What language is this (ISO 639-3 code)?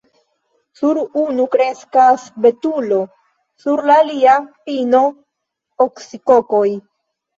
epo